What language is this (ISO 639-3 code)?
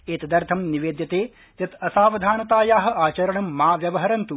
san